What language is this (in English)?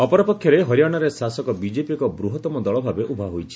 Odia